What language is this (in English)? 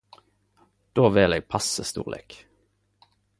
Norwegian Nynorsk